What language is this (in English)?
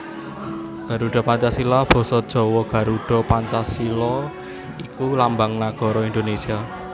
Javanese